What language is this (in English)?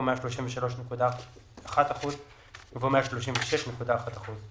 Hebrew